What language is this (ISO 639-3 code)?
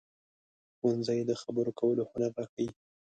pus